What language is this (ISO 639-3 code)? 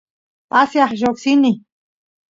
qus